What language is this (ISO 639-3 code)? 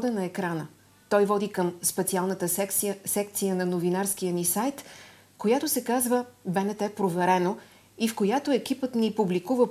bul